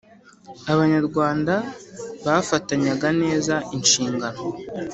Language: Kinyarwanda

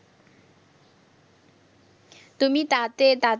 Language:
Assamese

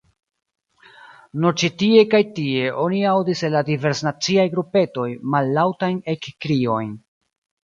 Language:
Esperanto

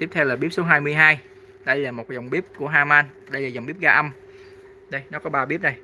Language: Vietnamese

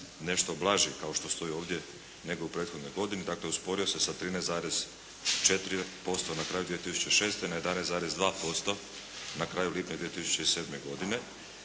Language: Croatian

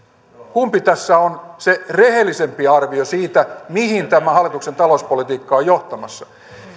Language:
Finnish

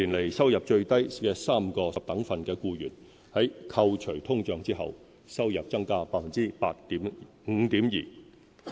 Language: Cantonese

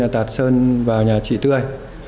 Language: Vietnamese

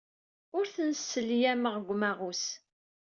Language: Kabyle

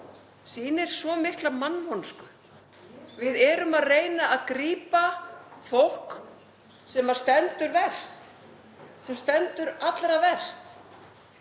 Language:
Icelandic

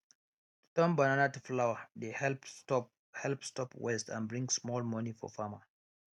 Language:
Nigerian Pidgin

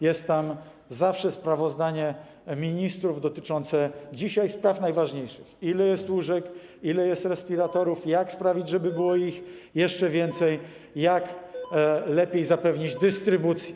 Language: Polish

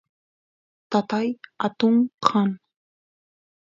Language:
Santiago del Estero Quichua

